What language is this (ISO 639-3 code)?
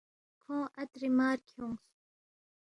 bft